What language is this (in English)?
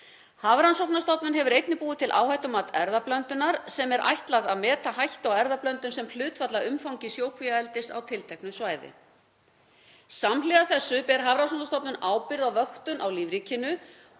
Icelandic